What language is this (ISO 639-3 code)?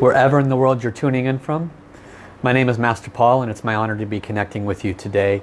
eng